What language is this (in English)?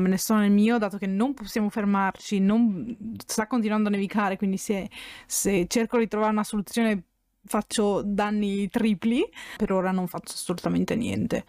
Italian